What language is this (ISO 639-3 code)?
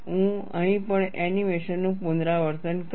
guj